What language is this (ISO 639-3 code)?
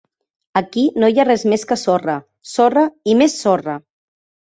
cat